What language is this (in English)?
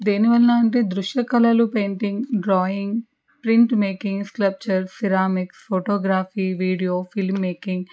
Telugu